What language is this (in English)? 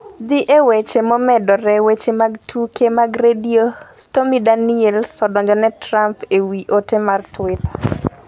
Luo (Kenya and Tanzania)